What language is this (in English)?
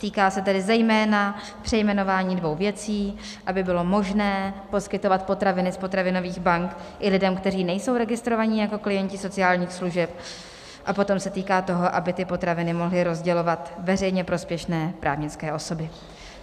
Czech